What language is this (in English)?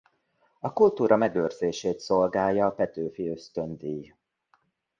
Hungarian